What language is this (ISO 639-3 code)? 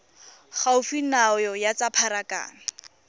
tsn